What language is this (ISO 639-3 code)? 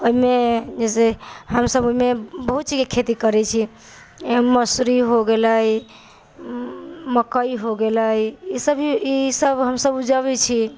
mai